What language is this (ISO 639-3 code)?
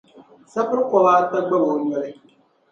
dag